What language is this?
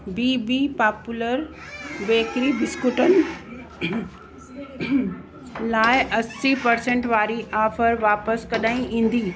Sindhi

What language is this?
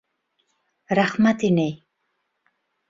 Bashkir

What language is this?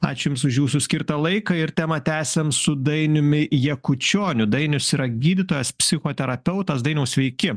Lithuanian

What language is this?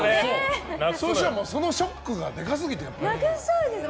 Japanese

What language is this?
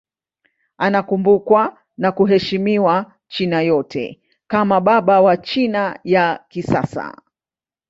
Swahili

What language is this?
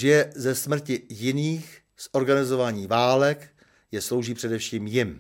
Czech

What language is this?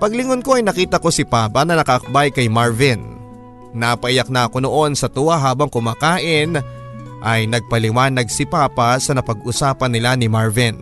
Filipino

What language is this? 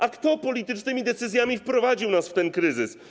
Polish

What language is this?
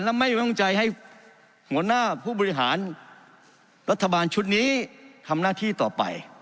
Thai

